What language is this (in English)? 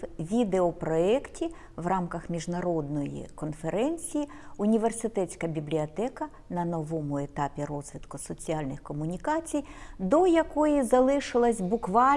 Ukrainian